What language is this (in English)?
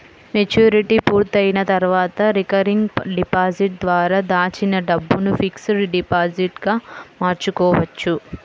Telugu